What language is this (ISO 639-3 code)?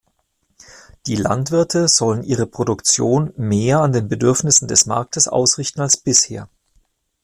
deu